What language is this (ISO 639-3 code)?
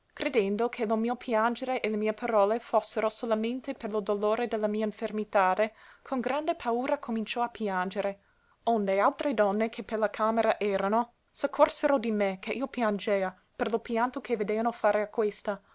ita